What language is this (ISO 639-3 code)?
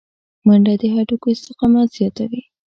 pus